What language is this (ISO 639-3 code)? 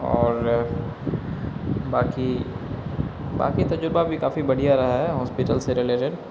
urd